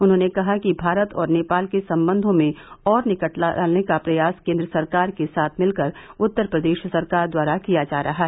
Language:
Hindi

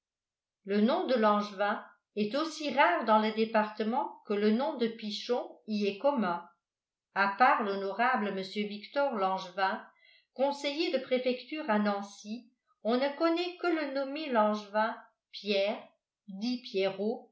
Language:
French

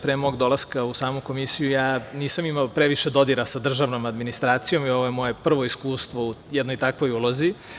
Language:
Serbian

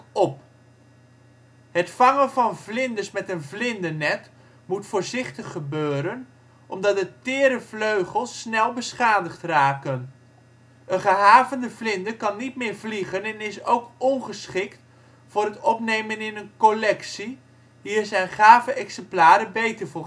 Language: Dutch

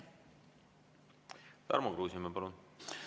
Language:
Estonian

